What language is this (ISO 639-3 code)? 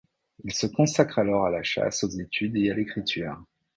fra